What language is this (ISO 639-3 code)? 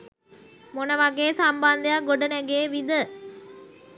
sin